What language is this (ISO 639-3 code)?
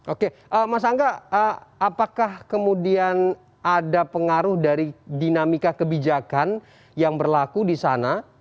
ind